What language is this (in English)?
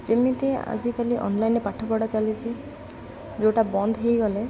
Odia